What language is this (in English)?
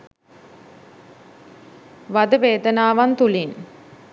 Sinhala